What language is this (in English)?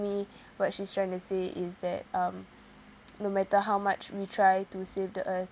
English